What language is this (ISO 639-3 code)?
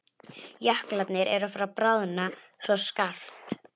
isl